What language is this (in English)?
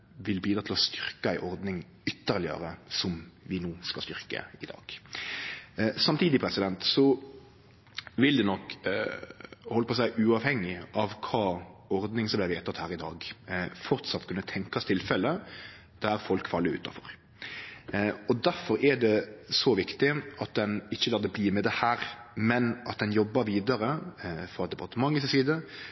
Norwegian Nynorsk